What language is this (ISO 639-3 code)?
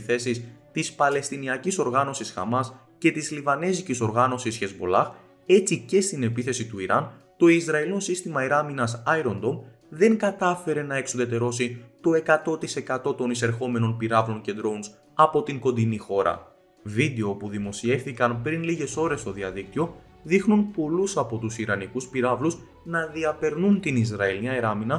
ell